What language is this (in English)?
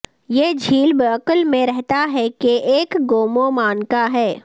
Urdu